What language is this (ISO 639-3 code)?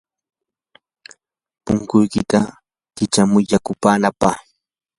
qur